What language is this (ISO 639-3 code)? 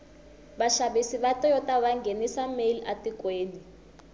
tso